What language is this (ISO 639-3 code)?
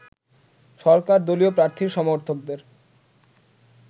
ben